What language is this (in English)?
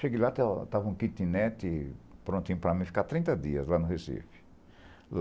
Portuguese